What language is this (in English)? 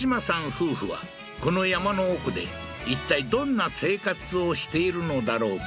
Japanese